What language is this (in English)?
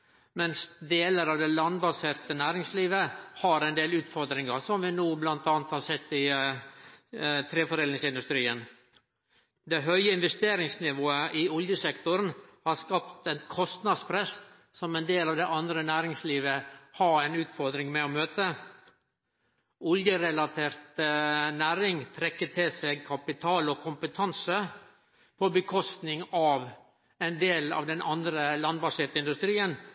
Norwegian Nynorsk